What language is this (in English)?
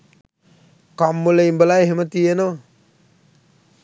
Sinhala